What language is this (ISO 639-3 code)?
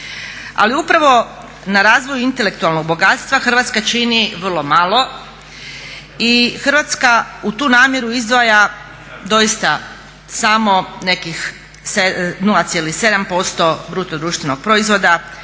hrv